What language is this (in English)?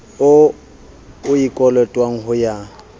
Southern Sotho